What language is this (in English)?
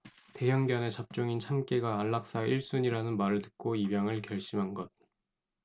Korean